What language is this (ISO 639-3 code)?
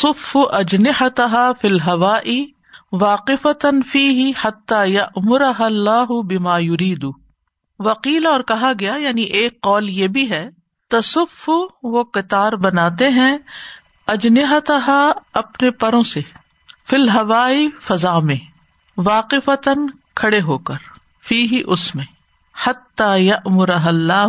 urd